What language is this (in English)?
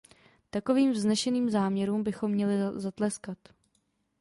Czech